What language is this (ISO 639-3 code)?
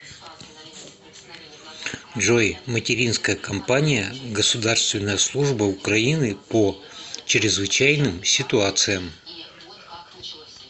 rus